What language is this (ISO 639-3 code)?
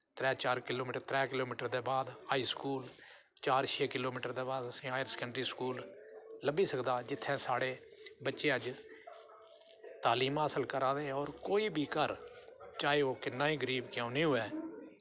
doi